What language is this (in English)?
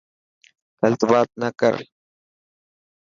Dhatki